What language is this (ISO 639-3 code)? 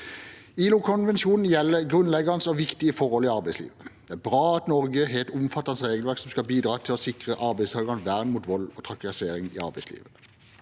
nor